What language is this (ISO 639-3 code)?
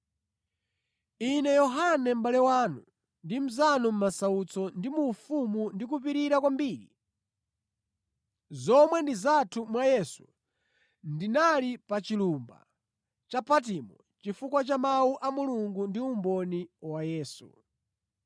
nya